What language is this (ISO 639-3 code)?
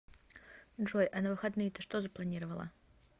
rus